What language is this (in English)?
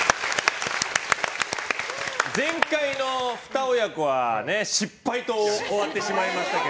Japanese